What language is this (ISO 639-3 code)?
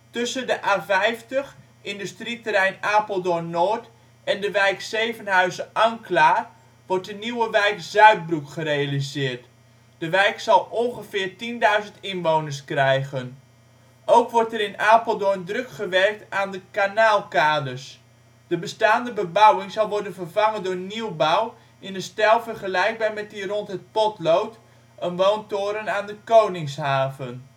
nld